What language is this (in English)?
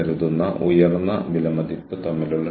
Malayalam